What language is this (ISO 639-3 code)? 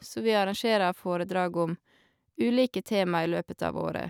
nor